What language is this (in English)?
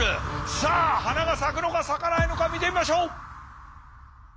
Japanese